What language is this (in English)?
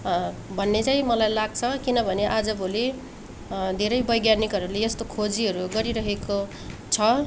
Nepali